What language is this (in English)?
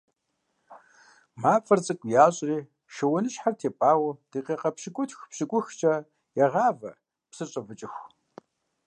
Kabardian